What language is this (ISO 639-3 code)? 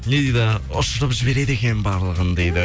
kaz